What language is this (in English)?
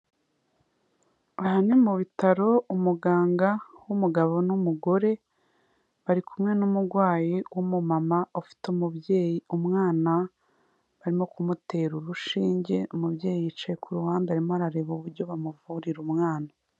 Kinyarwanda